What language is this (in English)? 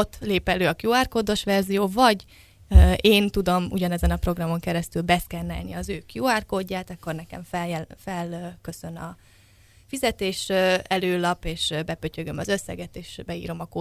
Hungarian